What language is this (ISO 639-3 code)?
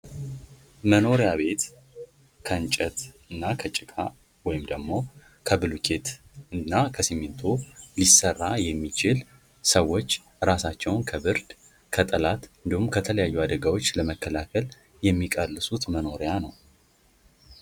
amh